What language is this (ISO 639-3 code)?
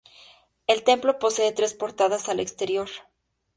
spa